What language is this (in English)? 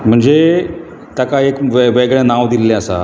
Konkani